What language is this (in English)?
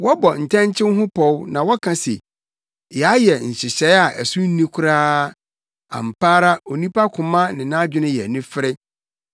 Akan